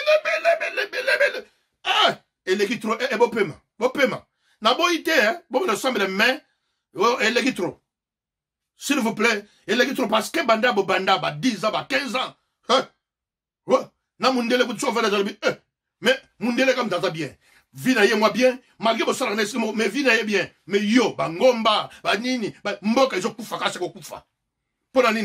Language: French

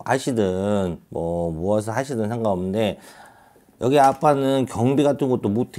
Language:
Korean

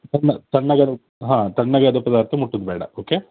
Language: Kannada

